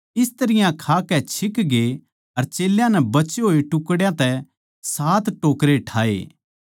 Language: Haryanvi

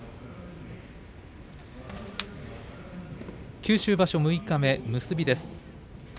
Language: Japanese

